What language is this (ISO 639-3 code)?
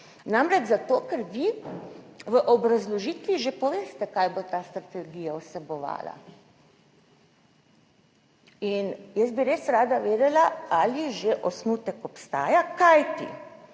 slv